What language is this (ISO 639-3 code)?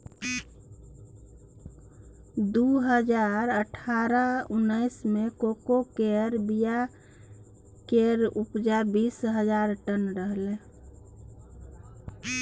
mai